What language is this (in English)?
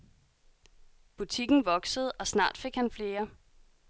Danish